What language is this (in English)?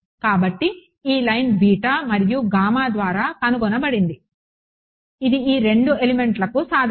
Telugu